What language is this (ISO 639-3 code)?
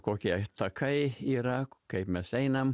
lit